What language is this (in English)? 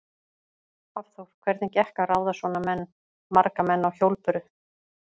Icelandic